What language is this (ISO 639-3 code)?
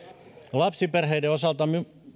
fin